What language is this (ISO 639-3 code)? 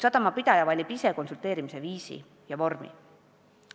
est